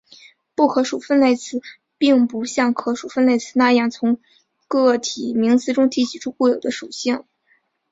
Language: Chinese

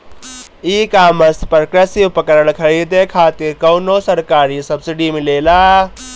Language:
Bhojpuri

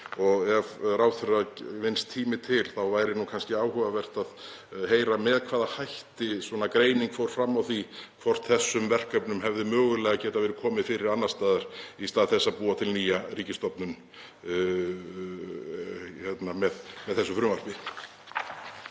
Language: Icelandic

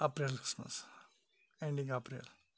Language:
Kashmiri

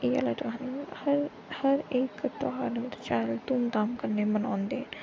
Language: Dogri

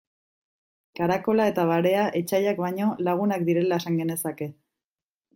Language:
Basque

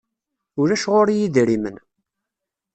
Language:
Kabyle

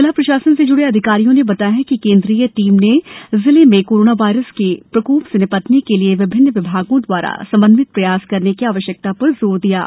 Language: Hindi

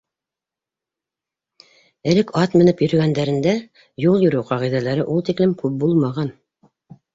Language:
Bashkir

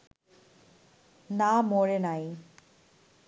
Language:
Bangla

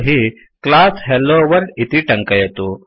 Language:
Sanskrit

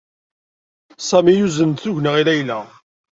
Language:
Kabyle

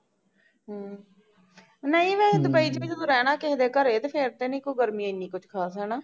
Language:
Punjabi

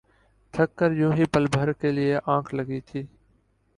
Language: Urdu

